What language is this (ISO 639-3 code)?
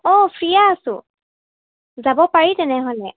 asm